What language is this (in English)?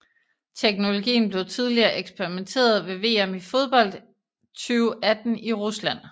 Danish